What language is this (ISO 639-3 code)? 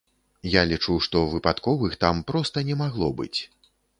bel